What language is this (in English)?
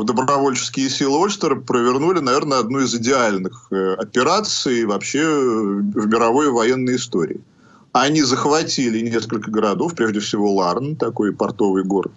Russian